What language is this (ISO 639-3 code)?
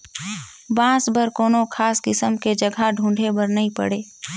hne